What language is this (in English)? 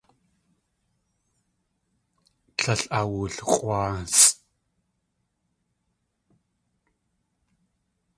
Tlingit